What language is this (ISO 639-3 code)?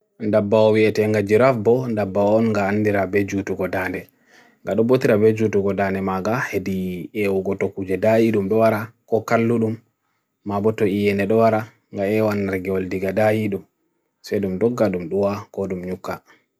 fui